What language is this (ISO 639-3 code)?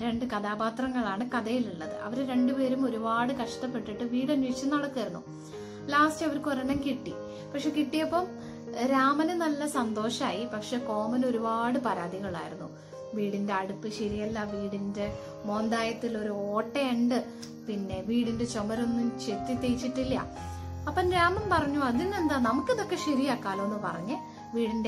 mal